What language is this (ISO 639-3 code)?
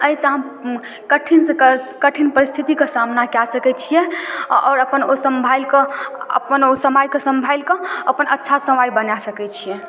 mai